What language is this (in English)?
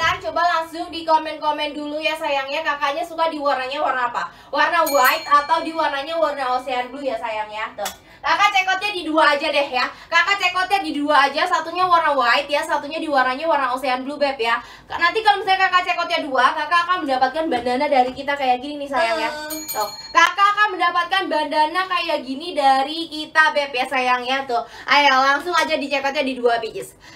Indonesian